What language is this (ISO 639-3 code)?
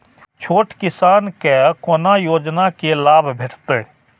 mai